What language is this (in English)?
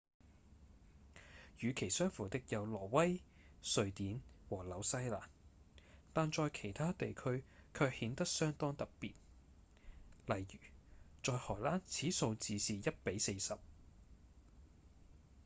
Cantonese